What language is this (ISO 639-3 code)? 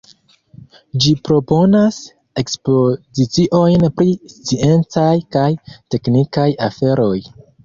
epo